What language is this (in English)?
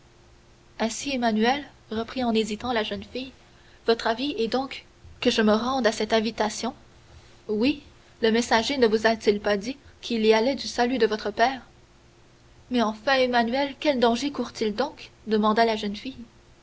French